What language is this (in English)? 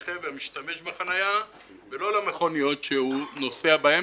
Hebrew